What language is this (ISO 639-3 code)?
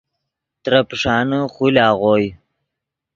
ydg